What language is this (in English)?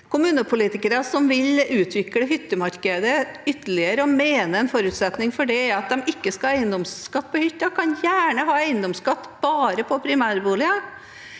Norwegian